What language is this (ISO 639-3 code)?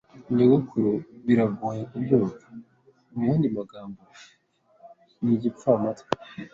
kin